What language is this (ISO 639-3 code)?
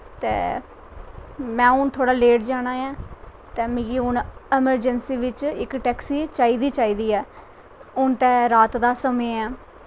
doi